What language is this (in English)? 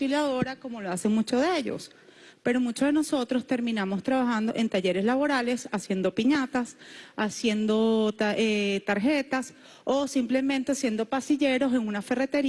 Spanish